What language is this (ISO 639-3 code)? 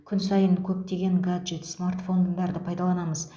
kaz